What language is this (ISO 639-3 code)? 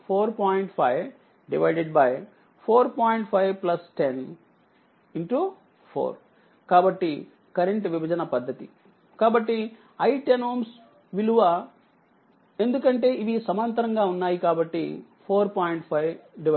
tel